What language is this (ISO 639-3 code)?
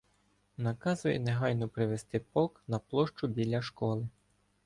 ukr